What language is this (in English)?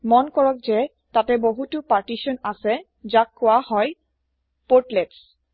Assamese